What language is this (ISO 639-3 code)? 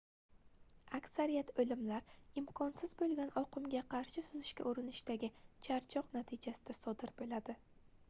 uzb